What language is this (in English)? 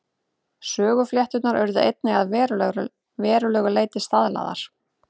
Icelandic